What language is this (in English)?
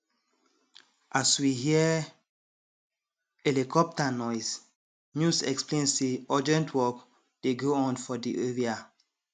Nigerian Pidgin